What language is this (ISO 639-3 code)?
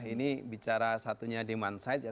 ind